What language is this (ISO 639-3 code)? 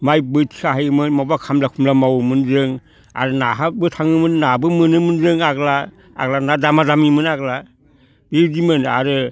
brx